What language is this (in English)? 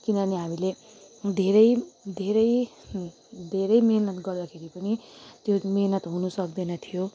Nepali